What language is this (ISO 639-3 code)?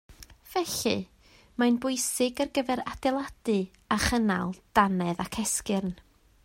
cym